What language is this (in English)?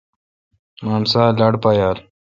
Kalkoti